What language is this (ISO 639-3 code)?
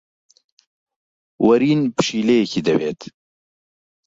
ckb